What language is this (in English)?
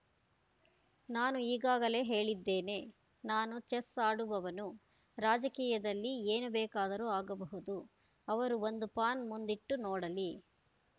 Kannada